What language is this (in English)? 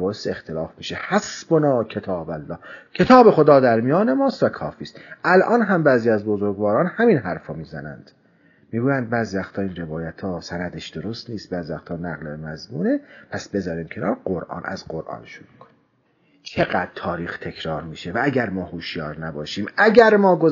Persian